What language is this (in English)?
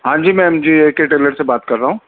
Urdu